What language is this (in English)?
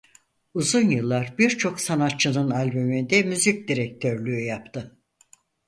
Turkish